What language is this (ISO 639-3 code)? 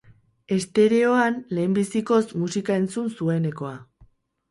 eus